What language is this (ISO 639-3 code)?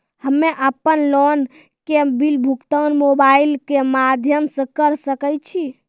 mai